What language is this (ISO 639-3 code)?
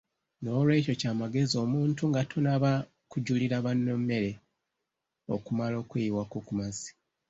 lug